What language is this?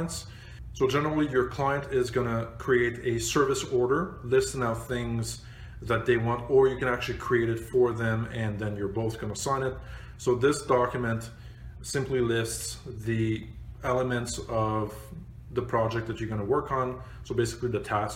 English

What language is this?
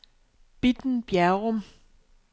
Danish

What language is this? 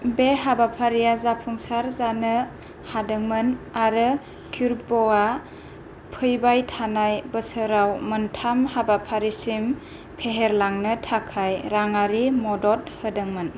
Bodo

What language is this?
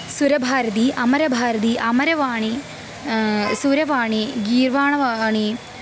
Sanskrit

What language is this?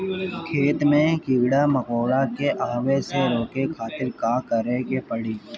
Bhojpuri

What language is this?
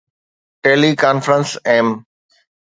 Sindhi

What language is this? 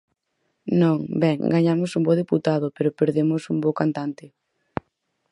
Galician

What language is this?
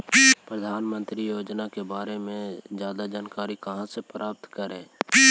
Magahi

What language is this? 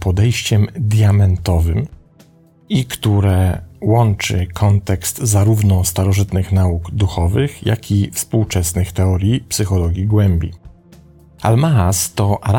Polish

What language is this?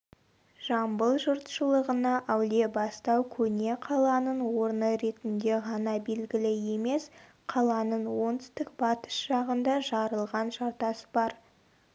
Kazakh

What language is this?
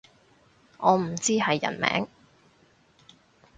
Cantonese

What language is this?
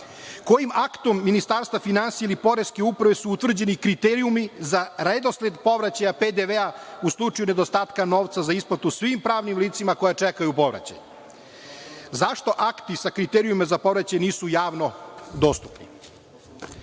Serbian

